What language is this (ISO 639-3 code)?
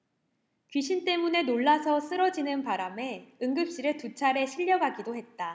kor